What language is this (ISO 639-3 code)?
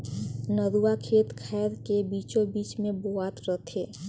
hne